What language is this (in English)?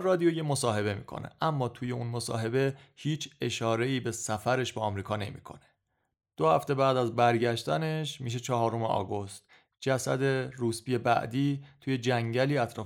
Persian